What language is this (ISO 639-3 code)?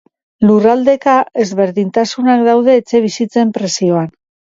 eus